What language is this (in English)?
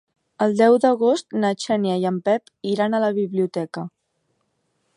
Catalan